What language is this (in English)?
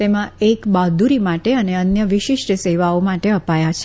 Gujarati